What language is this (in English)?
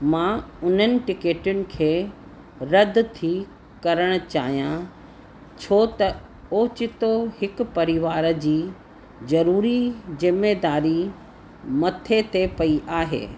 Sindhi